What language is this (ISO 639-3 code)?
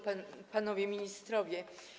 pol